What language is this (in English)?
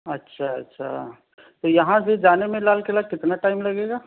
Urdu